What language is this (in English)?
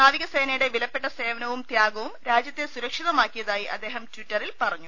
Malayalam